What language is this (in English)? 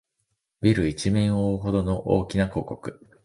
Japanese